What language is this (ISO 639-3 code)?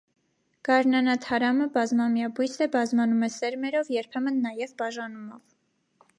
hye